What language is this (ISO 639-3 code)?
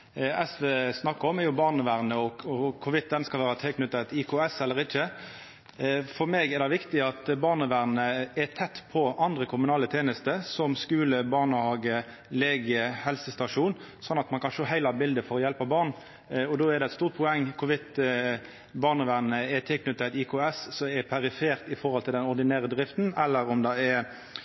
nno